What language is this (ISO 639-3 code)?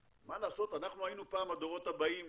heb